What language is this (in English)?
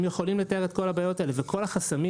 Hebrew